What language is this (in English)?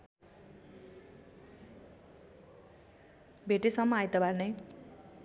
Nepali